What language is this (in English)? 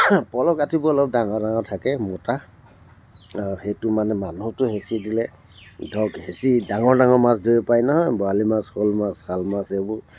Assamese